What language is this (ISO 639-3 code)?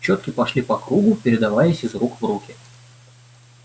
rus